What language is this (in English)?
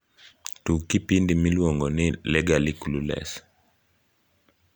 Luo (Kenya and Tanzania)